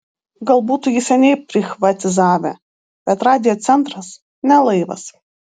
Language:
Lithuanian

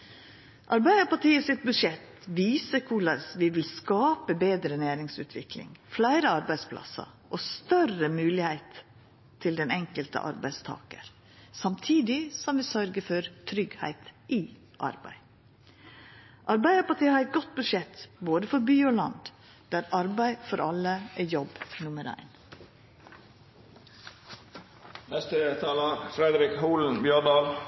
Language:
Norwegian Nynorsk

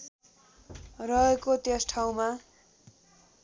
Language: Nepali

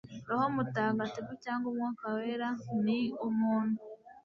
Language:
Kinyarwanda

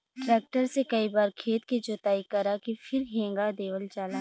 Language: Bhojpuri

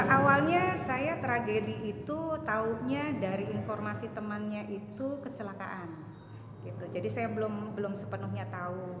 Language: Indonesian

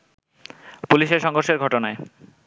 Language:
Bangla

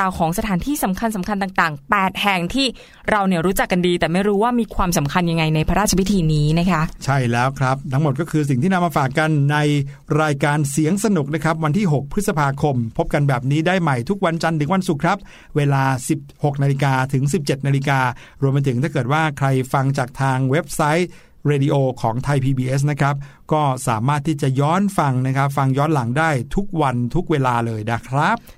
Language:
Thai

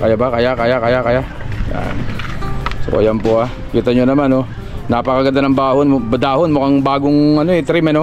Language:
Filipino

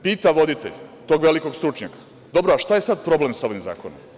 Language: Serbian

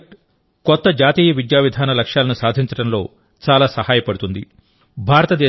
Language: Telugu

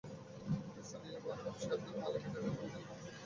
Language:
Bangla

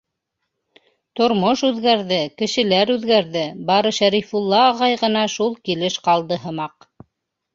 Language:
Bashkir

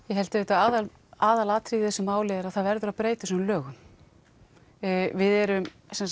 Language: Icelandic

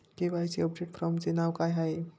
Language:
Marathi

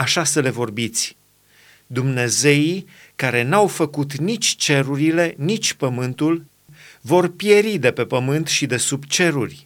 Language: Romanian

